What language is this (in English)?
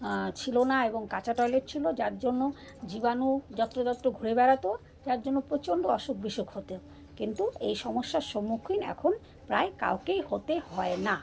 Bangla